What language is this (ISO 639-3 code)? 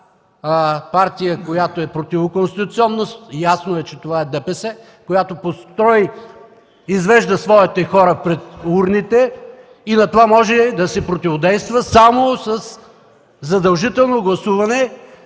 bul